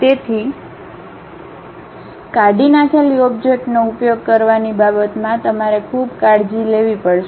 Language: Gujarati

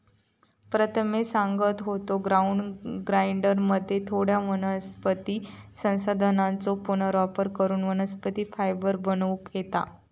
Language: Marathi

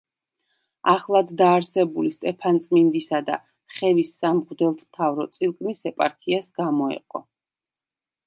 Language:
Georgian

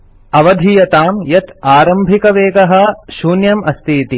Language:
Sanskrit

